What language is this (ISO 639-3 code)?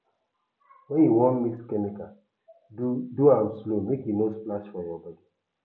pcm